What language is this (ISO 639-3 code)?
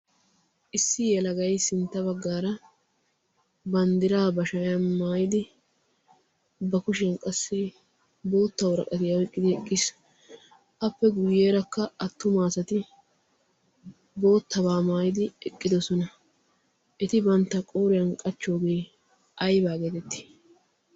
wal